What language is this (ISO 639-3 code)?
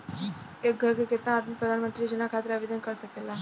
bho